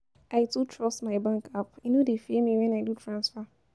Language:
Nigerian Pidgin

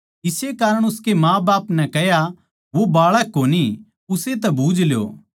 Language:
Haryanvi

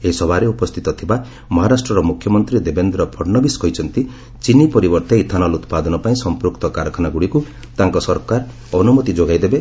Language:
Odia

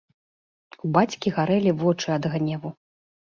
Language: Belarusian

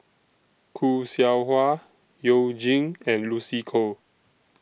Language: English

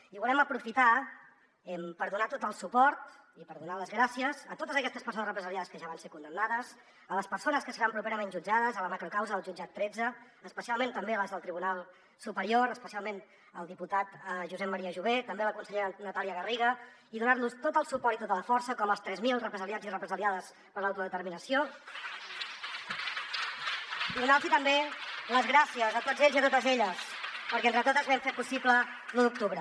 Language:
Catalan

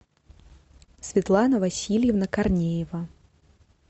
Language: Russian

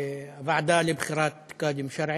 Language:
Hebrew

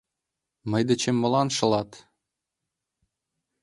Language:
Mari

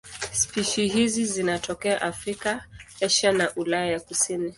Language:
Swahili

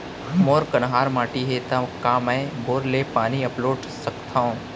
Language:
Chhattisgarhi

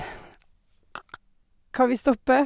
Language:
Norwegian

